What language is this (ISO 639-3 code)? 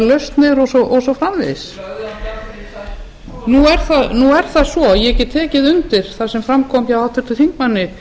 isl